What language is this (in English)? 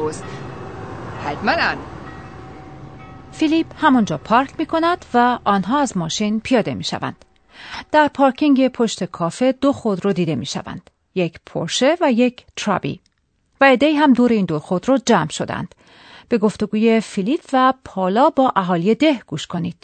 Persian